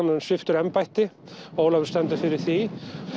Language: Icelandic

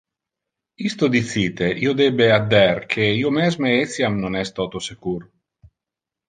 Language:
Interlingua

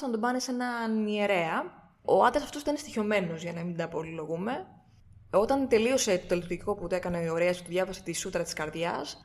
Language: Greek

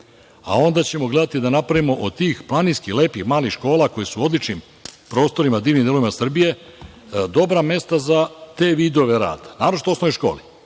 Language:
Serbian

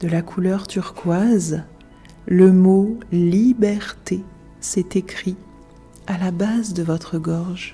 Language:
French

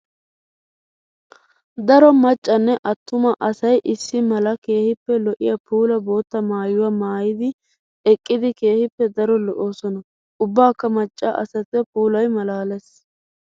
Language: Wolaytta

